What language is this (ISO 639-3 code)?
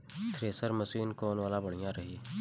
bho